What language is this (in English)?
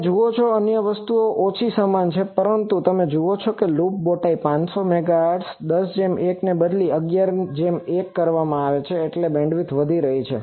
Gujarati